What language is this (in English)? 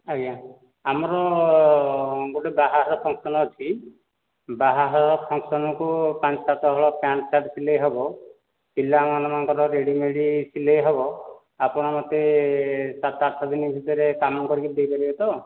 Odia